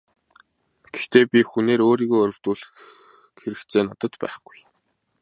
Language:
Mongolian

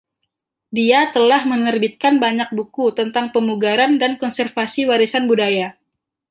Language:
Indonesian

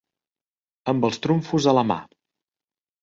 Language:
Catalan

